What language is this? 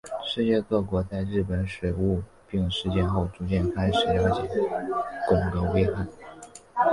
Chinese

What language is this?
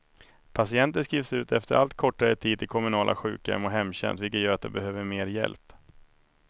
Swedish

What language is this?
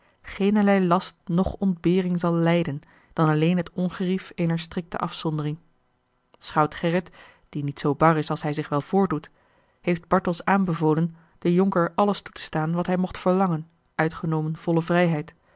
Dutch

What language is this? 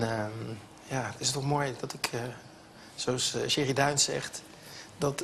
Dutch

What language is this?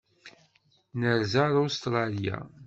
Kabyle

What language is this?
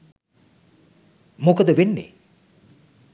Sinhala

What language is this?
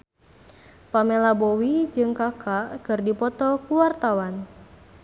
Sundanese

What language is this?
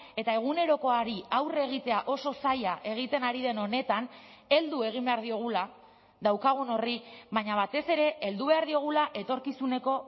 Basque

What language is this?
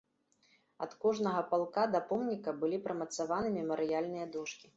Belarusian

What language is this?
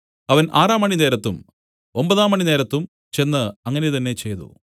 Malayalam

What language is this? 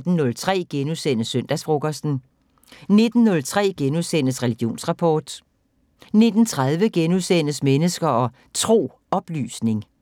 Danish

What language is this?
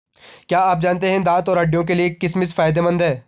Hindi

